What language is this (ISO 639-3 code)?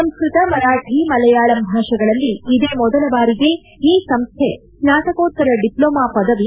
kan